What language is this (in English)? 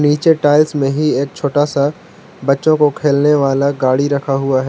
Hindi